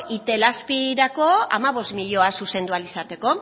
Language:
Basque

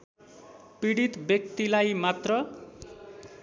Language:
Nepali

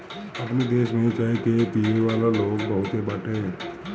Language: Bhojpuri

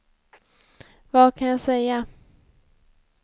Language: Swedish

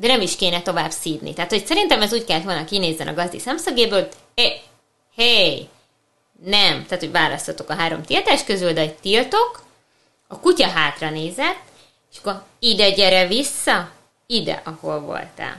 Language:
Hungarian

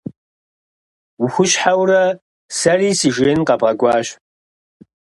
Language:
Kabardian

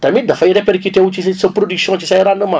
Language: Wolof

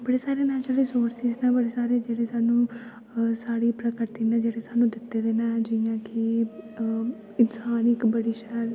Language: Dogri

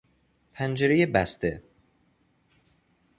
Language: Persian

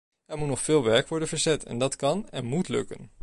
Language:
Dutch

